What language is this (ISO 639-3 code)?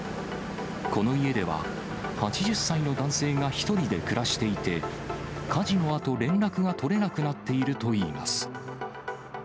jpn